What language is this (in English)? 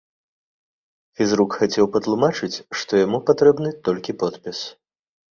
Belarusian